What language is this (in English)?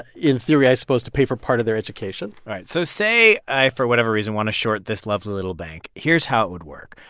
English